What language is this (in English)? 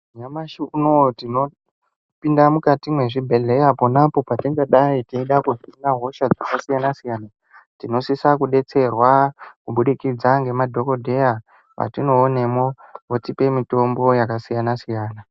Ndau